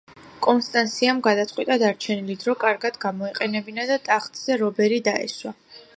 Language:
Georgian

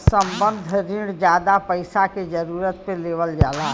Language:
Bhojpuri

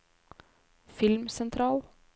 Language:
Norwegian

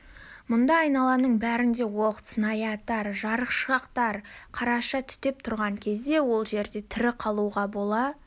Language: Kazakh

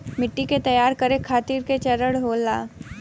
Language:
Bhojpuri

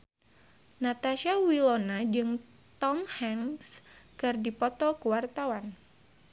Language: Sundanese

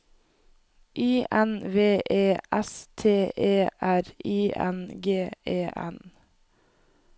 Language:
Norwegian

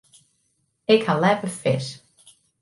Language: Western Frisian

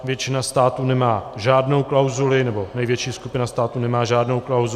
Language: Czech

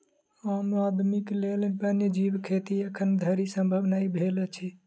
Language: Maithili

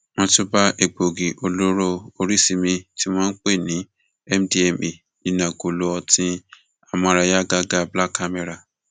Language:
Yoruba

